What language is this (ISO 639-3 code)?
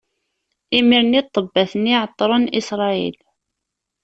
kab